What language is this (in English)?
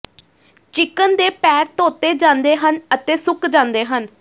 Punjabi